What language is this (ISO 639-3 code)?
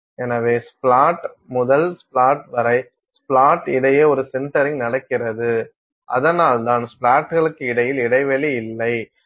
tam